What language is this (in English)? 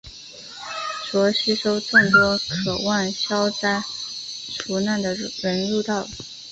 Chinese